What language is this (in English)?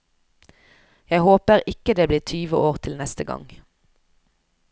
Norwegian